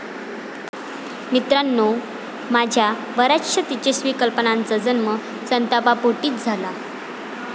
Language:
Marathi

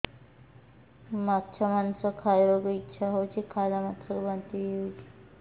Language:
Odia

